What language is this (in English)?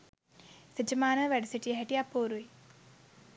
Sinhala